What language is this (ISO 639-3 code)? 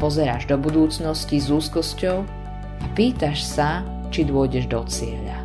slk